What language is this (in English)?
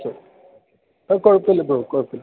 Malayalam